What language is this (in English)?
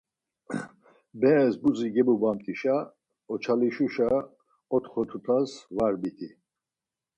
Laz